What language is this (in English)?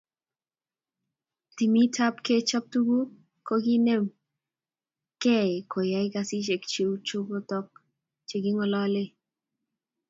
Kalenjin